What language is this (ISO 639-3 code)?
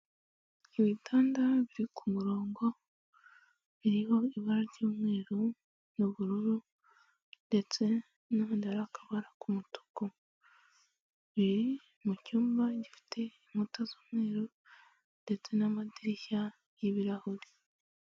kin